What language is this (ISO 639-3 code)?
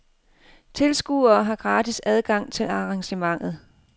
dan